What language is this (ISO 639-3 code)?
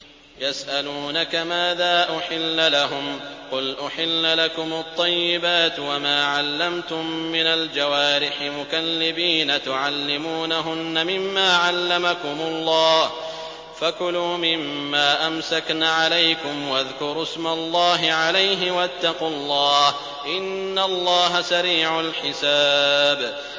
ara